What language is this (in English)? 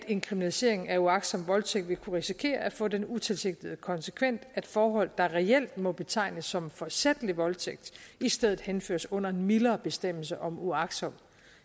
Danish